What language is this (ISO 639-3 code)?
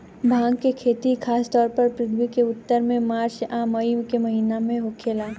bho